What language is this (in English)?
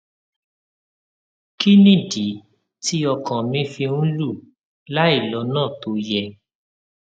Yoruba